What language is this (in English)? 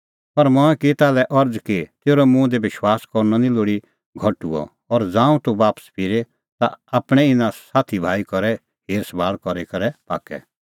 Kullu Pahari